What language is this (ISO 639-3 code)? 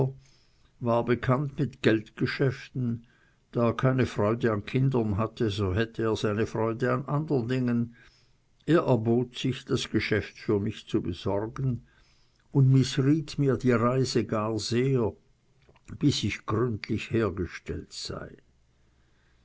deu